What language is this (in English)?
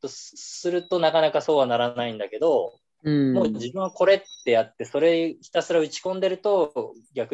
Japanese